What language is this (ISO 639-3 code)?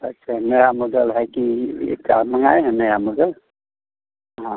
hin